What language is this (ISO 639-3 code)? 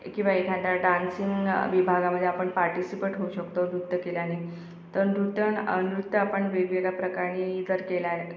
mar